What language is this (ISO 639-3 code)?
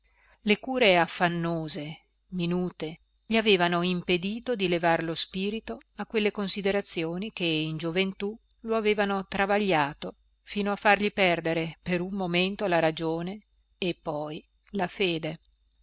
ita